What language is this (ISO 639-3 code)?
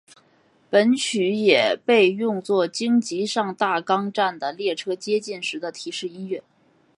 zho